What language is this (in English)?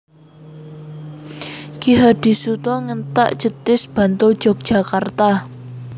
Javanese